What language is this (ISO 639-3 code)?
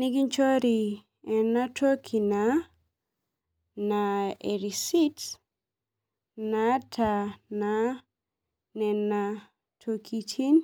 mas